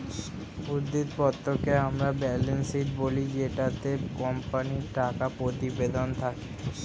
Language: Bangla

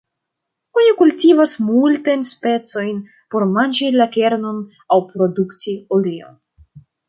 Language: Esperanto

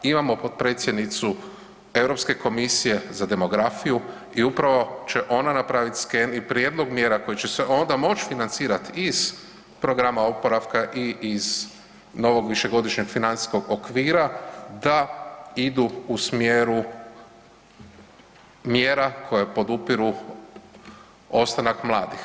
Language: Croatian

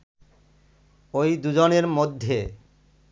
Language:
Bangla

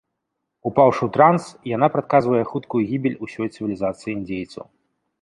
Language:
Belarusian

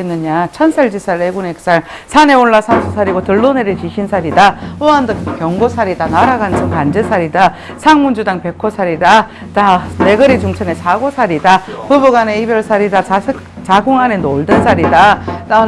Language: Korean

